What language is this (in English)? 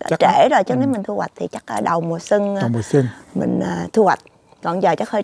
Vietnamese